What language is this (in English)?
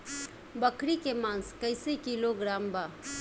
Bhojpuri